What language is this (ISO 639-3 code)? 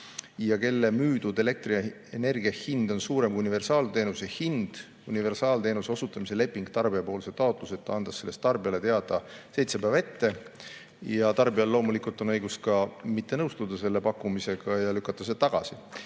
est